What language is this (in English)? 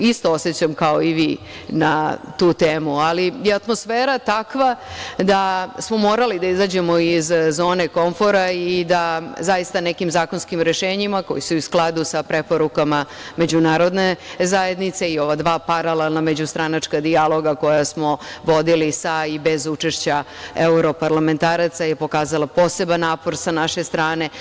Serbian